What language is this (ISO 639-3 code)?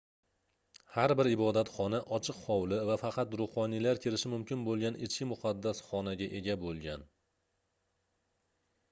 uzb